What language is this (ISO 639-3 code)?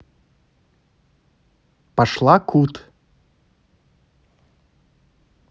rus